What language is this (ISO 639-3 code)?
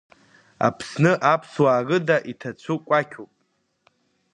abk